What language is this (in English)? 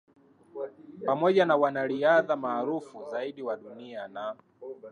Swahili